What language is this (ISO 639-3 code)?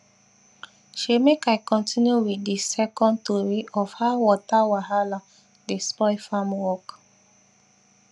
pcm